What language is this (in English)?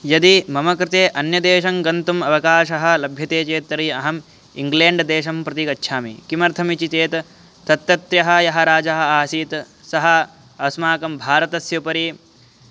Sanskrit